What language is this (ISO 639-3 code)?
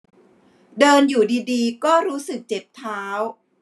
tha